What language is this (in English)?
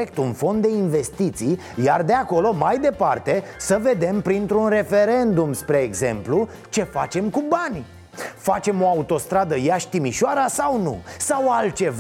Romanian